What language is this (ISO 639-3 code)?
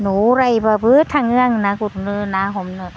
brx